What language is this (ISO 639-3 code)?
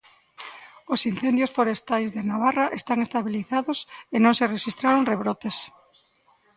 glg